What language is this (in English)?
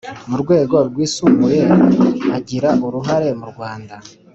Kinyarwanda